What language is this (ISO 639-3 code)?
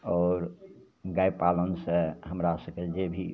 mai